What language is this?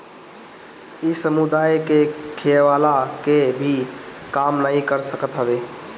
Bhojpuri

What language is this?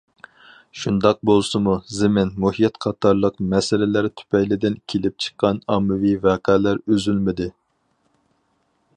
Uyghur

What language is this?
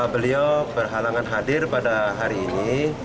Indonesian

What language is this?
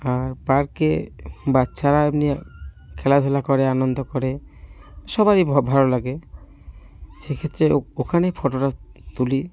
Bangla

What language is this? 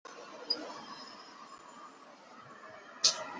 Chinese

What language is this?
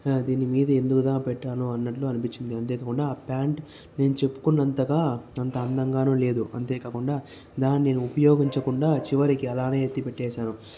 Telugu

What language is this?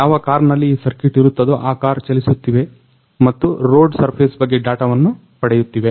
Kannada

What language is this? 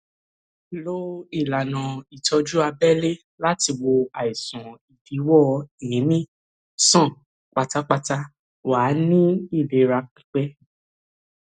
Yoruba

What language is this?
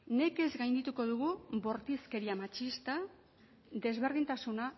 Basque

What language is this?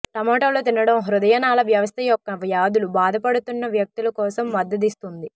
Telugu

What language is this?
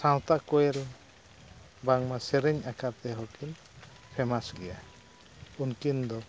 Santali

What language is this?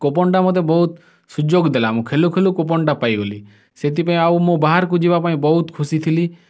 Odia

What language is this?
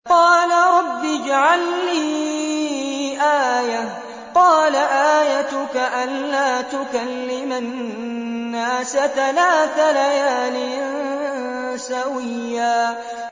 Arabic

